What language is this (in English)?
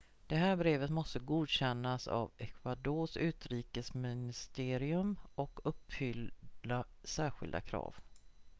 Swedish